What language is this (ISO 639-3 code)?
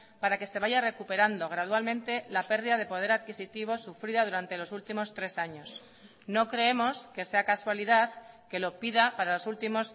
spa